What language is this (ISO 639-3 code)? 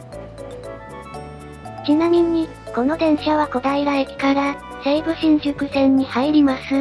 jpn